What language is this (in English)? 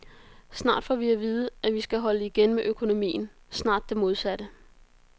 Danish